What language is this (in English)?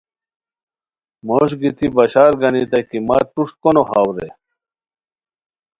Khowar